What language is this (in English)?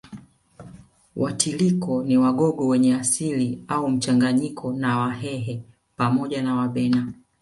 Swahili